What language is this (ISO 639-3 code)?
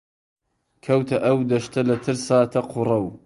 ckb